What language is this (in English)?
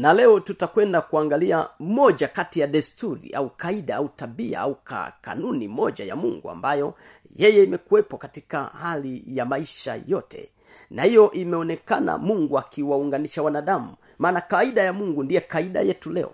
Swahili